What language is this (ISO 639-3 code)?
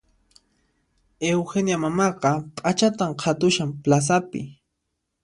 qxp